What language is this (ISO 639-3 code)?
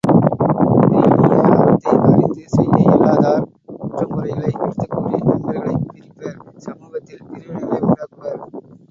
tam